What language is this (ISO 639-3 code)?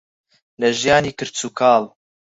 ckb